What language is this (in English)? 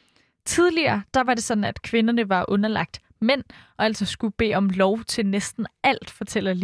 Danish